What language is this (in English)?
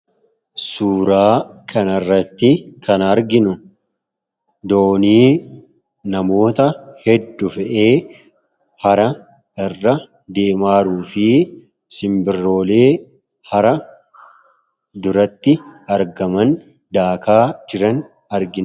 Oromo